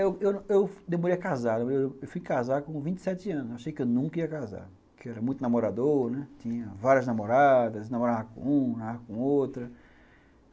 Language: Portuguese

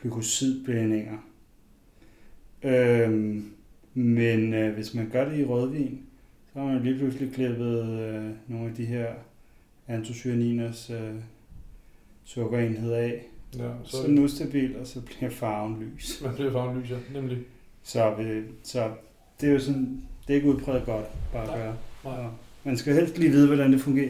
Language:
Danish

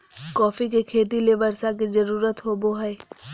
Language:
Magahi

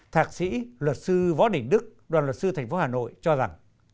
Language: Vietnamese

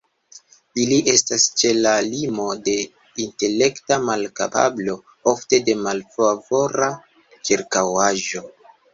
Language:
Esperanto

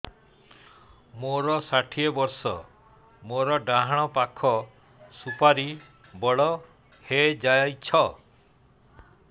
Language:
Odia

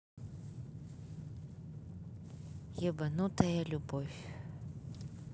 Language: Russian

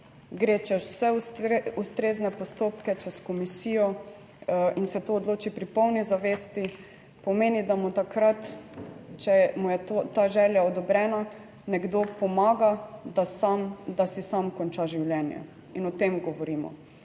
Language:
Slovenian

